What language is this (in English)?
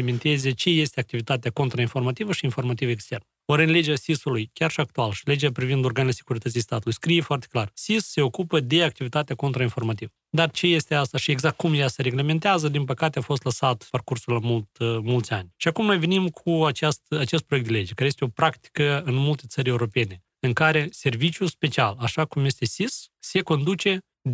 Romanian